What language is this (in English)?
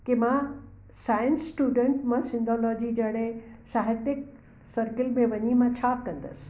Sindhi